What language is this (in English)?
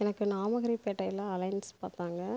Tamil